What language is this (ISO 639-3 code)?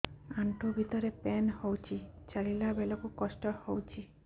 ori